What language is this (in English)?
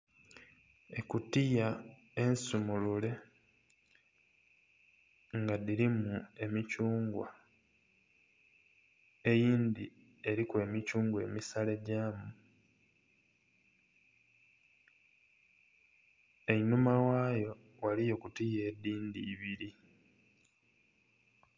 Soga